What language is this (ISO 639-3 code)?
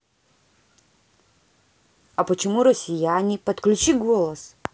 rus